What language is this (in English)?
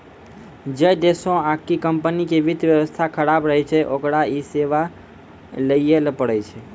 Maithili